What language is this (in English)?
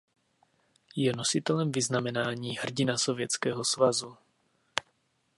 Czech